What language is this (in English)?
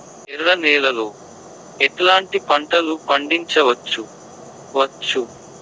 Telugu